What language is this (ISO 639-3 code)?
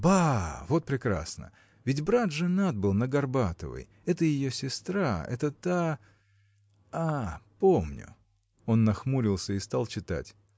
rus